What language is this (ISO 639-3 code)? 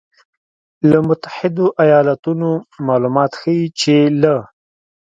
pus